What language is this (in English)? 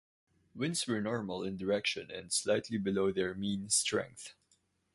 English